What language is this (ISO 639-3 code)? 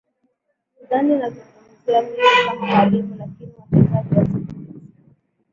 swa